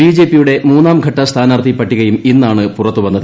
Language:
Malayalam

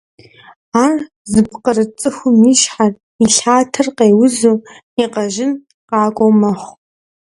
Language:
Kabardian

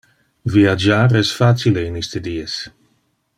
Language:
Interlingua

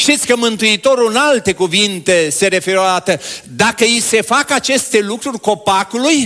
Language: Romanian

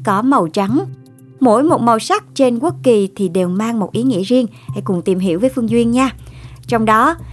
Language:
Vietnamese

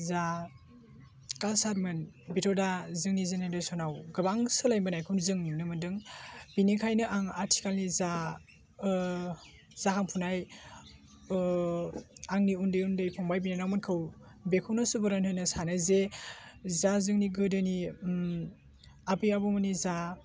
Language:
Bodo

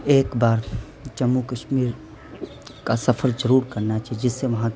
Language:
Urdu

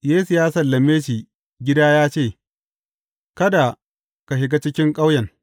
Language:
Hausa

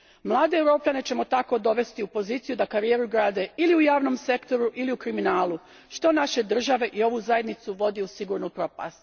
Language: Croatian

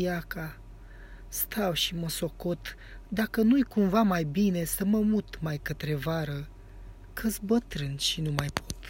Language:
Romanian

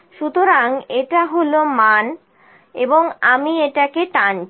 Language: Bangla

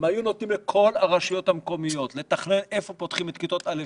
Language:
Hebrew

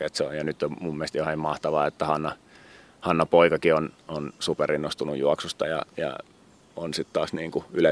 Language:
Finnish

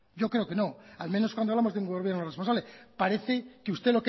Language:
Spanish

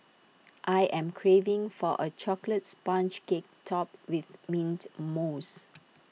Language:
English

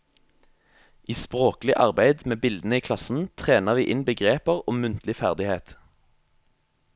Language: Norwegian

